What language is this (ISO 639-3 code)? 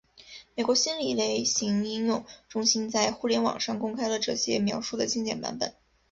zho